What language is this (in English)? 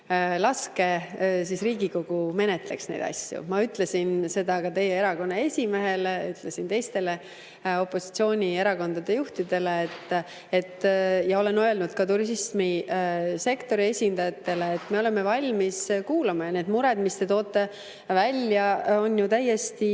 Estonian